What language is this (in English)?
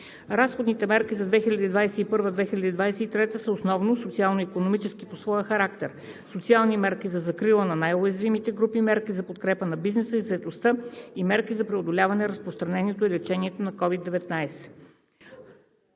Bulgarian